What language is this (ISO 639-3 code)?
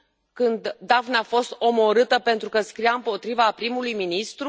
ron